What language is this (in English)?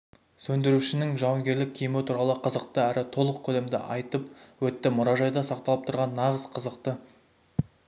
Kazakh